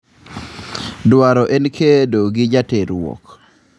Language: Luo (Kenya and Tanzania)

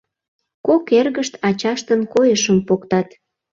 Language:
Mari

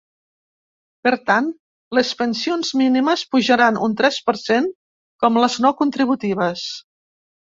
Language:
Catalan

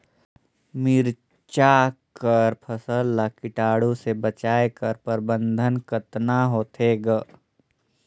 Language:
Chhattisgarhi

